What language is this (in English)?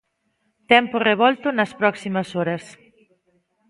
Galician